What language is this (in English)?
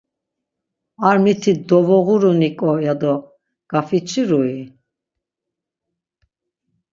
Laz